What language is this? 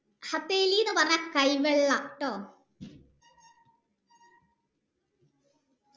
Malayalam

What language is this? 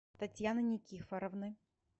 Russian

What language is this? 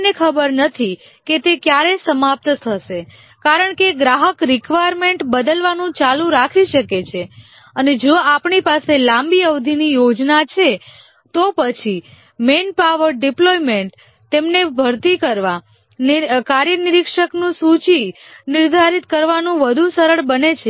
Gujarati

